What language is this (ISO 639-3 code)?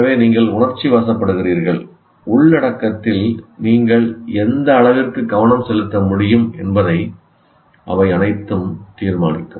tam